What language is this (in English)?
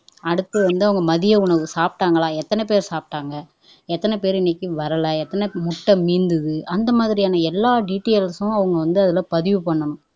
Tamil